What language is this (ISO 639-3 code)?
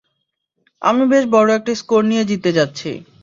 ben